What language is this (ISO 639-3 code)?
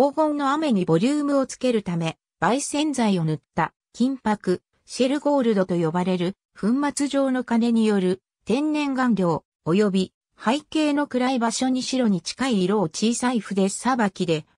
jpn